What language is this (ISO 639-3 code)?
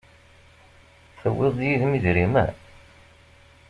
kab